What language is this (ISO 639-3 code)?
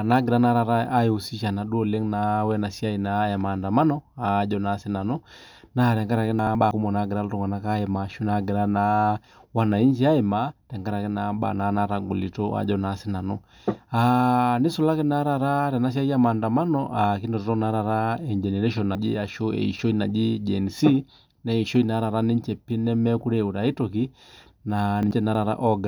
mas